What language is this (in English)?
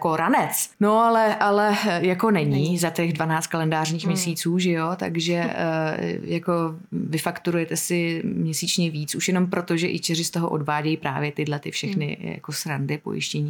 Czech